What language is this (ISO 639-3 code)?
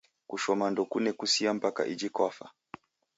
dav